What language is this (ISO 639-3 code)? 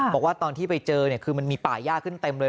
tha